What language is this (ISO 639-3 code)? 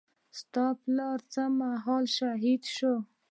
pus